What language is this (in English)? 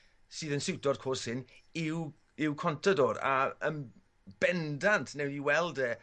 Welsh